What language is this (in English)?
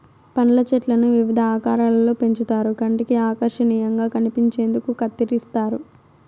Telugu